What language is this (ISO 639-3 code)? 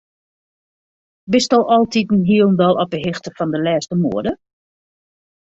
fry